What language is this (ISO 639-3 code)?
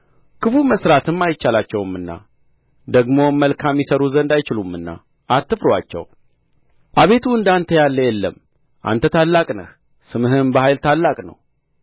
amh